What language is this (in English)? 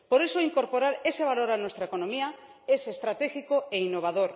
Spanish